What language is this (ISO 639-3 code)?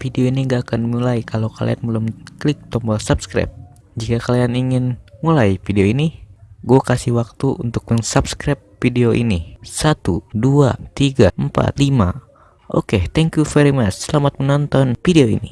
ind